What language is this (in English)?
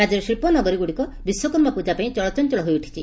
Odia